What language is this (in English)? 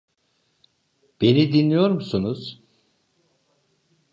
Turkish